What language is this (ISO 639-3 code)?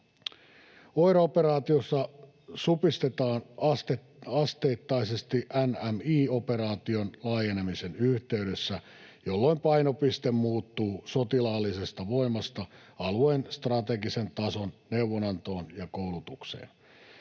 fin